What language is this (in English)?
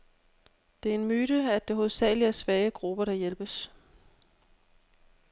Danish